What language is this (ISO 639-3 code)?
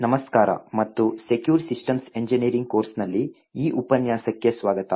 kan